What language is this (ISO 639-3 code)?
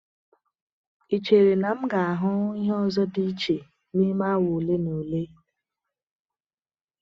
ibo